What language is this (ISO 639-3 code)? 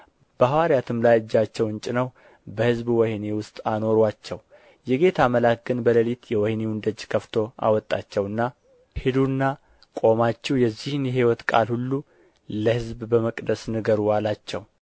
amh